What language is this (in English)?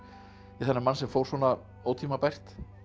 Icelandic